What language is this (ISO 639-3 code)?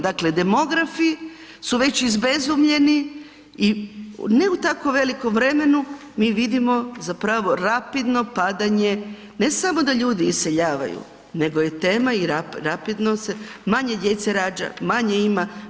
hrv